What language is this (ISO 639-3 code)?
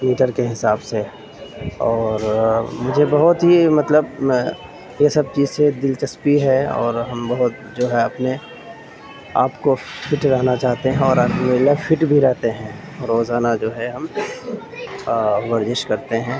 urd